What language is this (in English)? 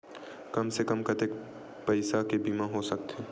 Chhattisgarhi